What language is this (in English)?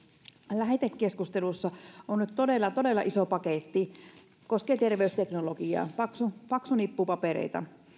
Finnish